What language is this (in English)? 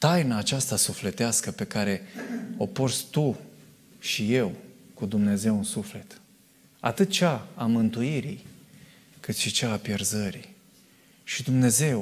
Romanian